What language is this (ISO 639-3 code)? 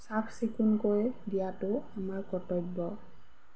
asm